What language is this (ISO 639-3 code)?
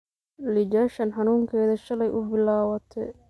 som